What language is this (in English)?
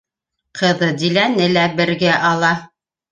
Bashkir